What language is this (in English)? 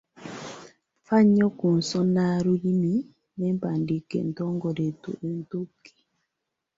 Ganda